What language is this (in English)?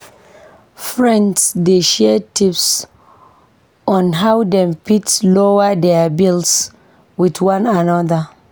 Nigerian Pidgin